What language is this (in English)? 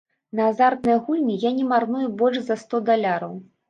Belarusian